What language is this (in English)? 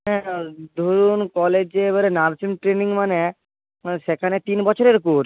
Bangla